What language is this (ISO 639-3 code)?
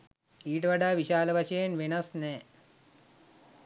sin